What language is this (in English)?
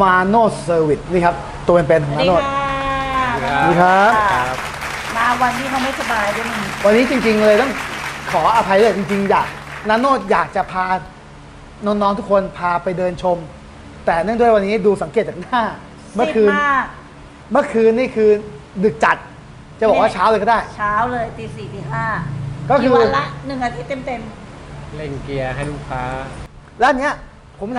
Thai